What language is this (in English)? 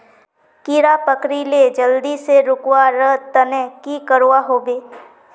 Magahi